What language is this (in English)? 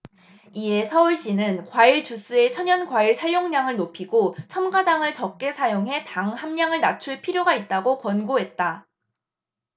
Korean